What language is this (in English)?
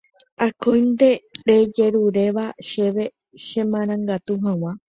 Guarani